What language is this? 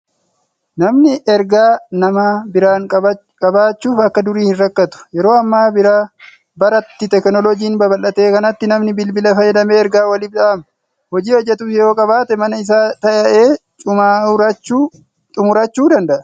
Oromo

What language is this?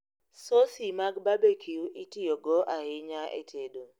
Luo (Kenya and Tanzania)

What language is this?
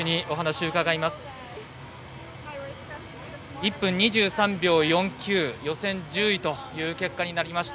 Japanese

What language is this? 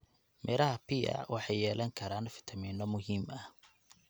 Somali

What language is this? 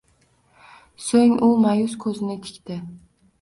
Uzbek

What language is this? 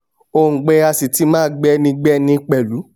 Yoruba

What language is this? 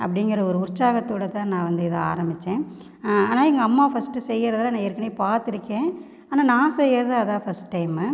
Tamil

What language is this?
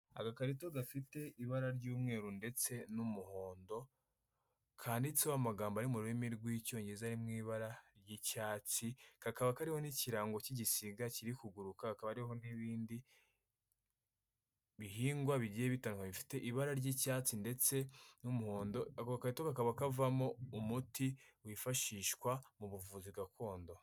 Kinyarwanda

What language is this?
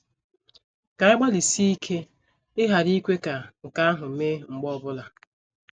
Igbo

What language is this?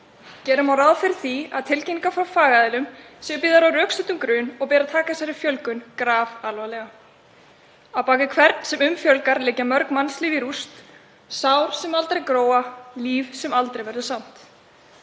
Icelandic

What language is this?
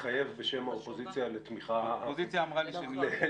Hebrew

